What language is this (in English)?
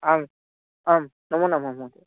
Sanskrit